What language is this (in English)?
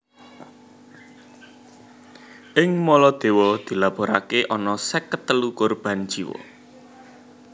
Javanese